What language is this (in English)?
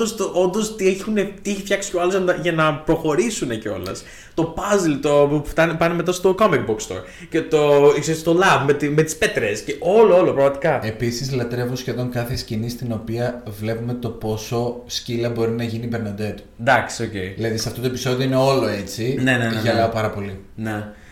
Greek